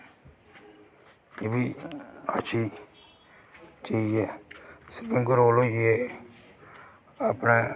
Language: Dogri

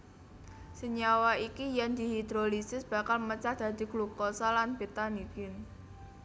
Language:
Javanese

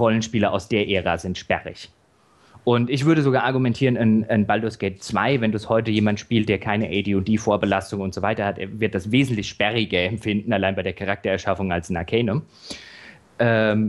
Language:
German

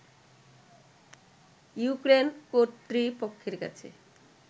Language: Bangla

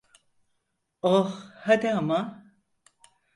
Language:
Turkish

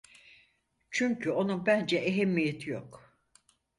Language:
Turkish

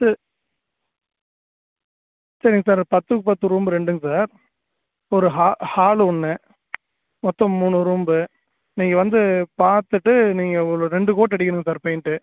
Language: Tamil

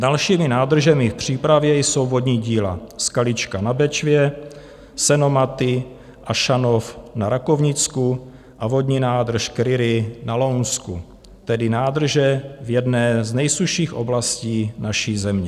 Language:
Czech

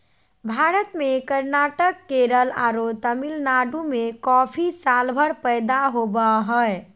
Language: Magahi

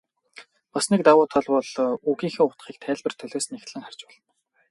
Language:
Mongolian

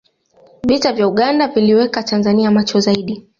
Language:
Swahili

